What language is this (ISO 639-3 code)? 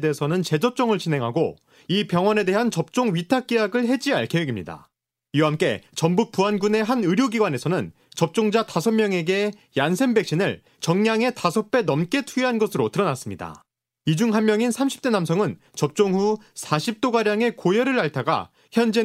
kor